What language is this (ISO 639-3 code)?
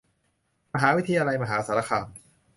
tha